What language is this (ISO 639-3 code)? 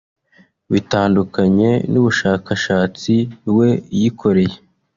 kin